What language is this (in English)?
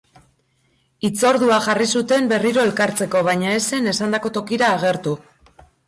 Basque